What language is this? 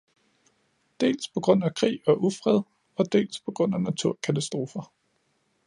Danish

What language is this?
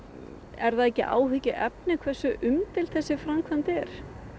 Icelandic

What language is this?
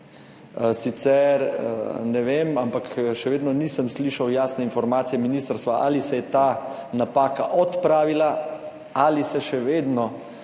Slovenian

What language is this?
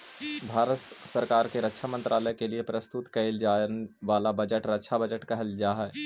Magahi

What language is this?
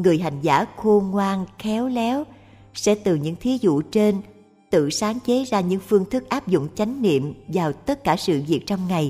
Vietnamese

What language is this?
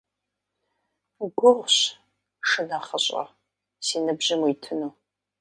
Kabardian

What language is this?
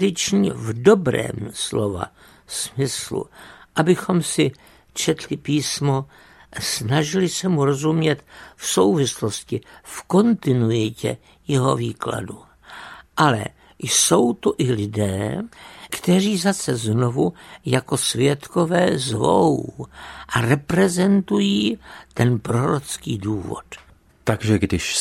Czech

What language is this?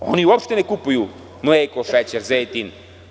Serbian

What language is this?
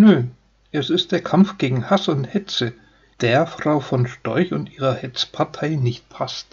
German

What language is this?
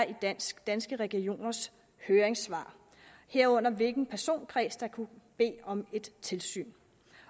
Danish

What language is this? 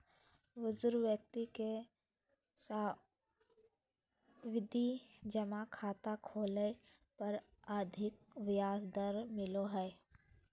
Magahi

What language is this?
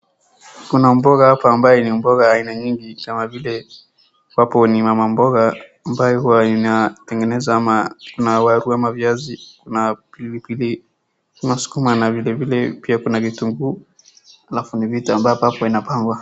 Swahili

